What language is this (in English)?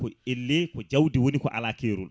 Fula